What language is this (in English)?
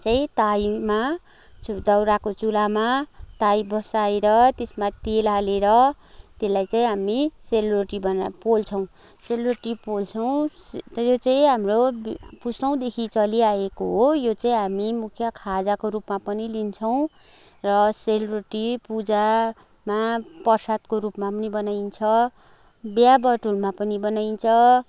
Nepali